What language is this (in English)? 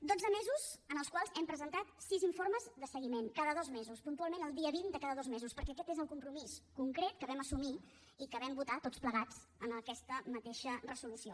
Catalan